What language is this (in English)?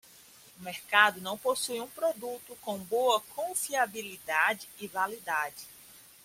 Portuguese